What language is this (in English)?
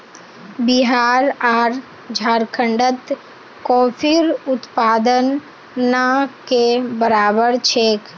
Magahi